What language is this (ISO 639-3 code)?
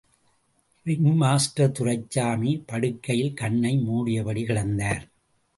tam